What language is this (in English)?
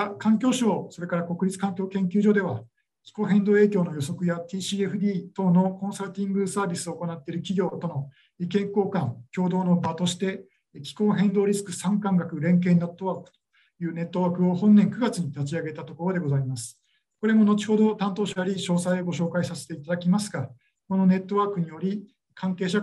Japanese